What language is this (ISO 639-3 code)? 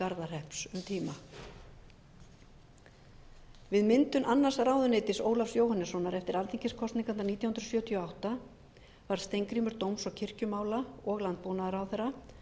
isl